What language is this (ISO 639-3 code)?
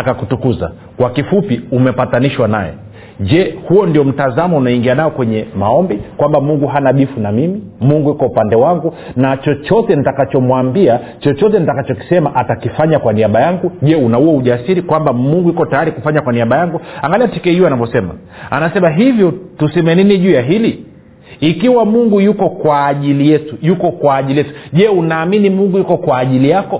swa